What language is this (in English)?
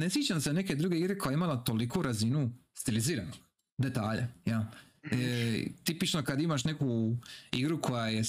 Croatian